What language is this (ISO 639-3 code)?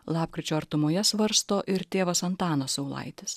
lit